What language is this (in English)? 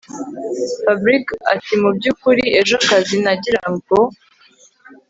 Kinyarwanda